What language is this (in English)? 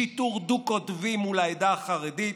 Hebrew